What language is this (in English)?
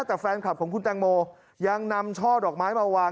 Thai